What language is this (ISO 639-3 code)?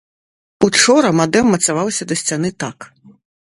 bel